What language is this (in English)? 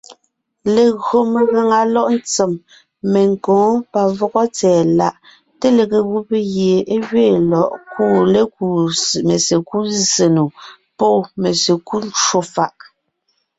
Ngiemboon